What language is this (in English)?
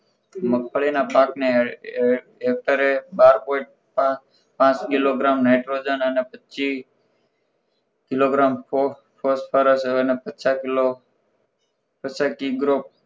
Gujarati